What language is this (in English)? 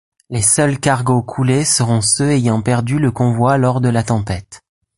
French